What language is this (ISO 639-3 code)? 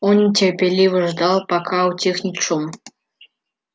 rus